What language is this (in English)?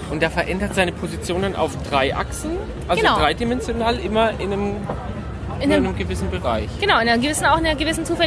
German